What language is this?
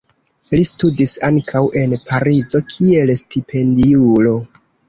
Esperanto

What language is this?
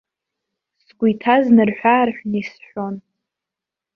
Abkhazian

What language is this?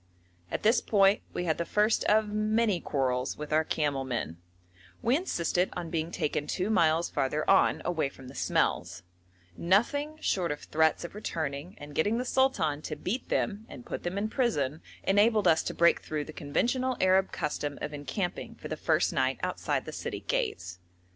English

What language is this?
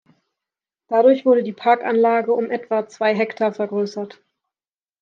German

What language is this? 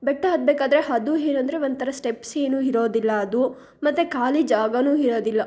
Kannada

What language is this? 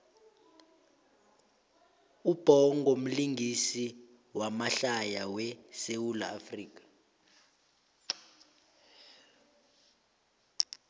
South Ndebele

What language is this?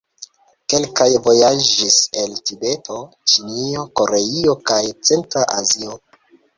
Esperanto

